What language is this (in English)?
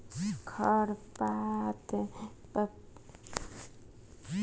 Bhojpuri